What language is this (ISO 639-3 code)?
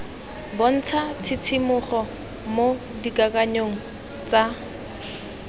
tsn